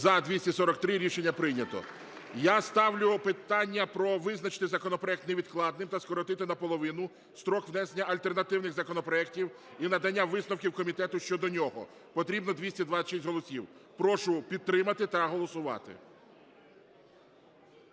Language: Ukrainian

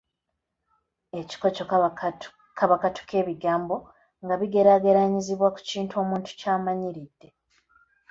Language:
Ganda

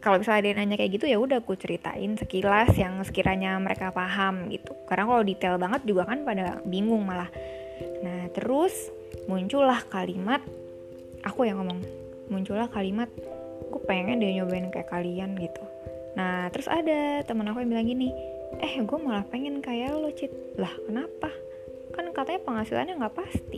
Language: Indonesian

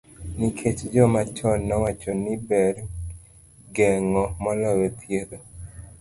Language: Luo (Kenya and Tanzania)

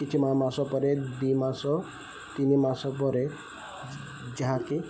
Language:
Odia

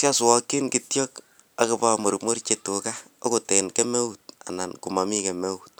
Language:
Kalenjin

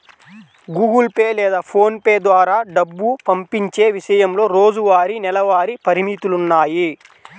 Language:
Telugu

